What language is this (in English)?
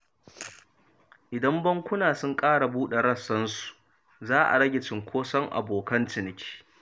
Hausa